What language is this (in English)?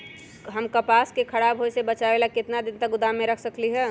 Magahi